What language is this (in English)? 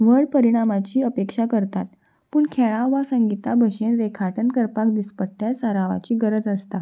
Konkani